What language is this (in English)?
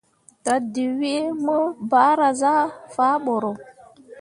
Mundang